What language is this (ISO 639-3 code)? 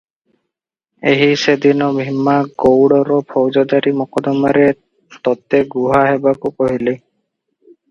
ori